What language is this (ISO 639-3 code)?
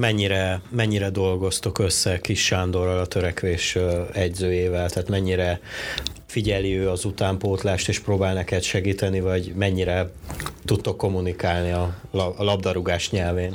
hun